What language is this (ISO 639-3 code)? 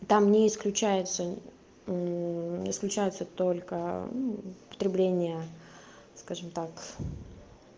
rus